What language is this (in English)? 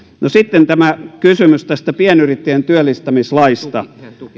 Finnish